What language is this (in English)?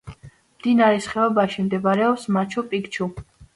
Georgian